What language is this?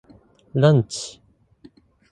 Japanese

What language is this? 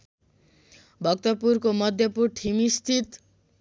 Nepali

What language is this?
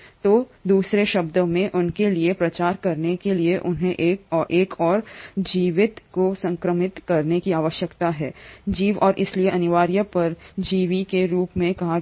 Hindi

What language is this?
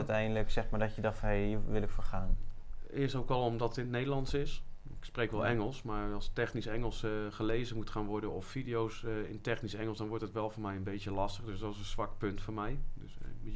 Dutch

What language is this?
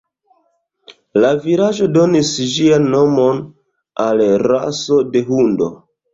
Esperanto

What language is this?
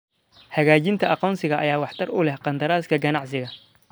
Somali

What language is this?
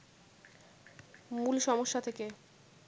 Bangla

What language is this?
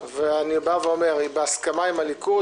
Hebrew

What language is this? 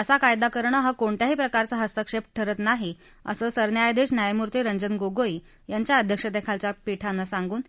Marathi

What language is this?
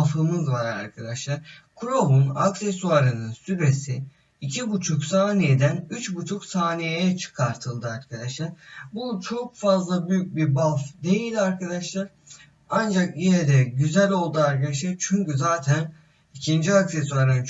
Turkish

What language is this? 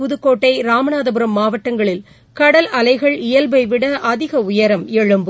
Tamil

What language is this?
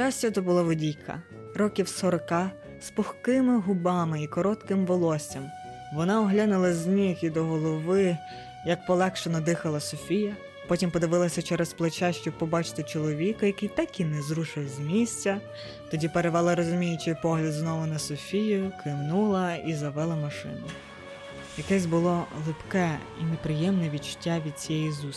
Ukrainian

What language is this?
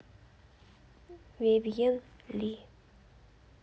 Russian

